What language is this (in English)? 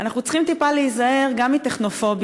Hebrew